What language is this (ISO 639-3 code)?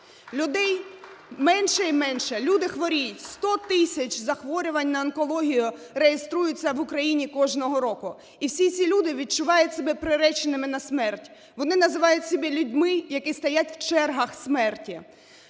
ukr